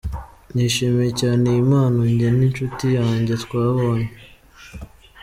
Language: Kinyarwanda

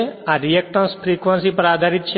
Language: Gujarati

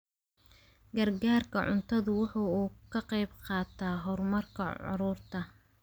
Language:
Somali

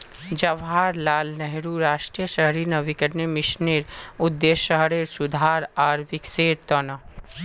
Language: Magahi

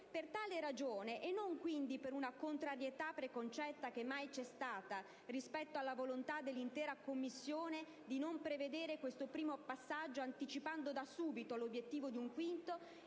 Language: Italian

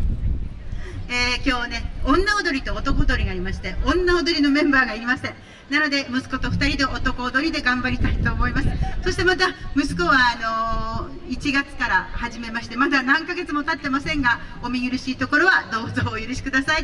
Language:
Japanese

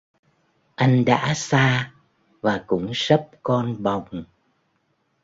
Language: Vietnamese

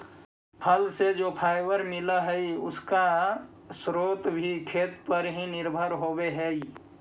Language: Magahi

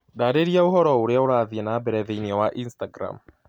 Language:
Kikuyu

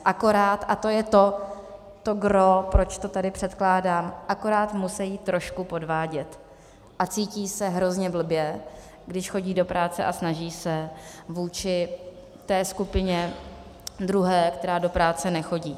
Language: Czech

